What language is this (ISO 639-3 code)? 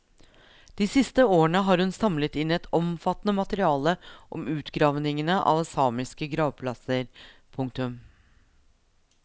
nor